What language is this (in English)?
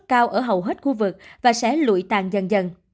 Vietnamese